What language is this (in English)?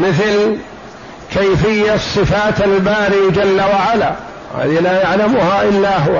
Arabic